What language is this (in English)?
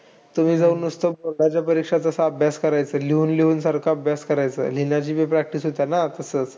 Marathi